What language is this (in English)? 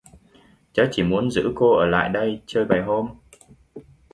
Vietnamese